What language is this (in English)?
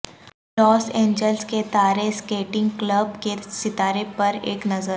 Urdu